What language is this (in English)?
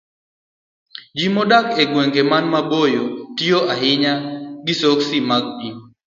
Luo (Kenya and Tanzania)